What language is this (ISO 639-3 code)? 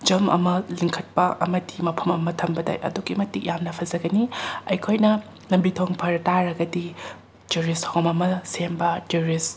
mni